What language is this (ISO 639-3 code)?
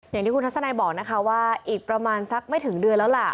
tha